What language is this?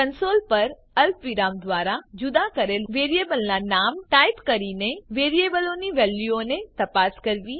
Gujarati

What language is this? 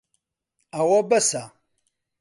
Central Kurdish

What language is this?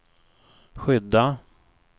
Swedish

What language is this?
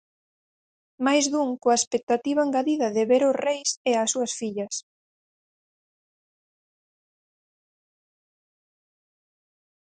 Galician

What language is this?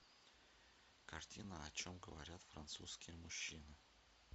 Russian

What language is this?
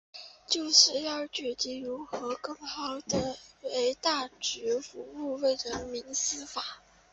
Chinese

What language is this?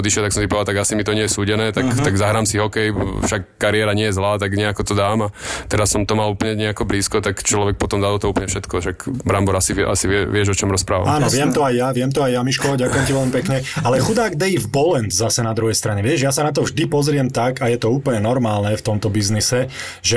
Slovak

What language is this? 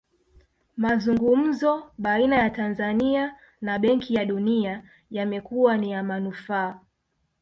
Swahili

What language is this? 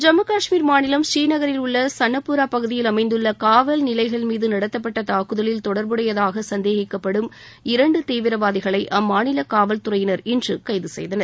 Tamil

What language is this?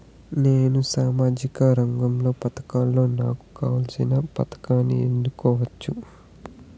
Telugu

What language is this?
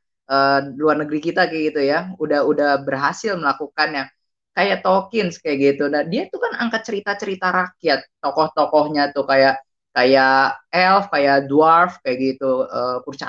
Indonesian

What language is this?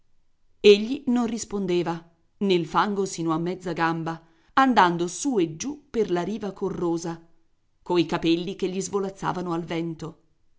Italian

